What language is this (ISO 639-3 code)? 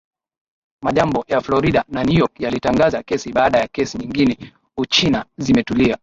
swa